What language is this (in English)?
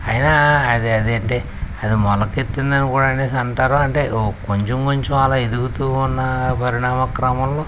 Telugu